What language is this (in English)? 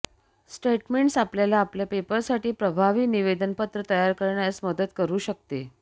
Marathi